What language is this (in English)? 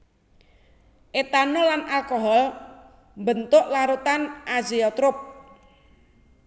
Javanese